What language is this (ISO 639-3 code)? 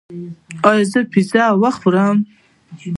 pus